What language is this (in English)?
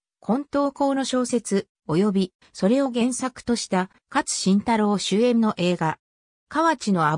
Japanese